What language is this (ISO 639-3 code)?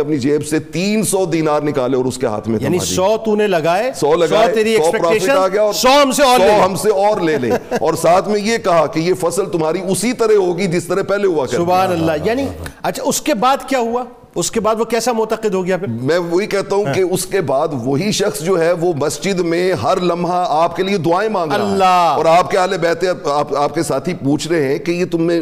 urd